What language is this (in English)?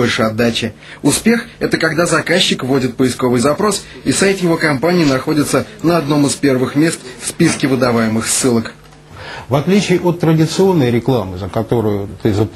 Russian